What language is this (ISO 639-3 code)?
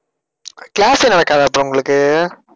tam